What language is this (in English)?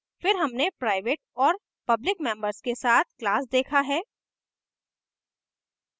Hindi